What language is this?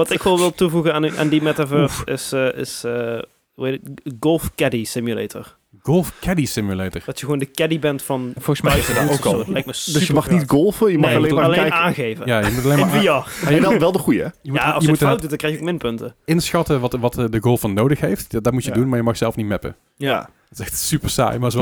Dutch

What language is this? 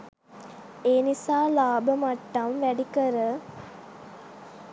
Sinhala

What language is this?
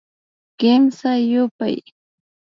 Imbabura Highland Quichua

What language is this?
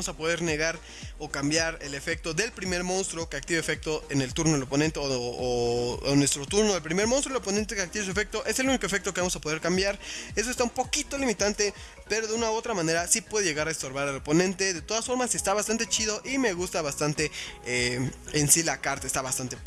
Spanish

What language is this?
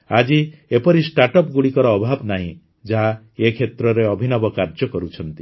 Odia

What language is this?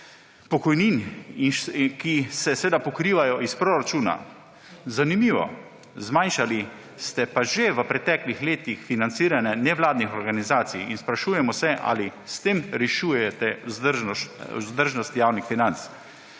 Slovenian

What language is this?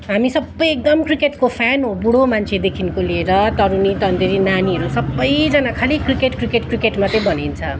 Nepali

